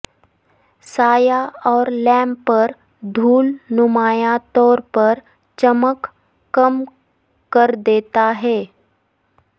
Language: Urdu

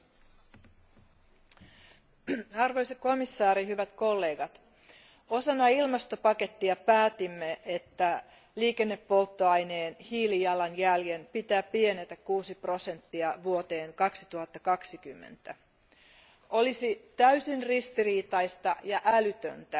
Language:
Finnish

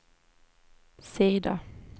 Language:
Swedish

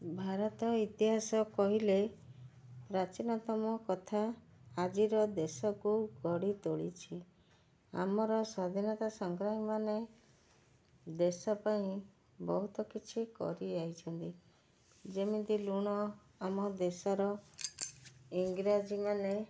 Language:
Odia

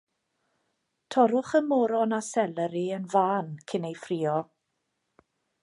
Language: Welsh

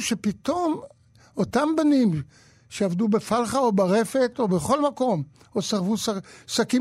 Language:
Hebrew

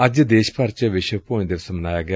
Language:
Punjabi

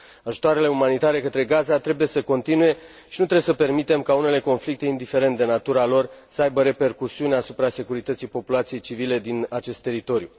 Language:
Romanian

